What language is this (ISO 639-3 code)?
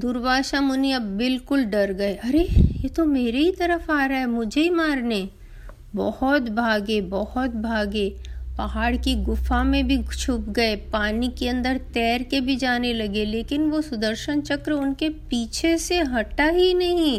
hin